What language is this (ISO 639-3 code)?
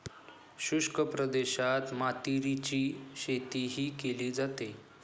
mar